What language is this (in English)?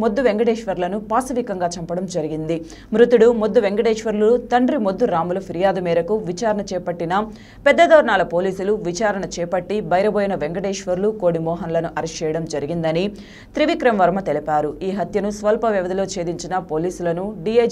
Hindi